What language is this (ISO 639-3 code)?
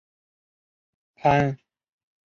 zho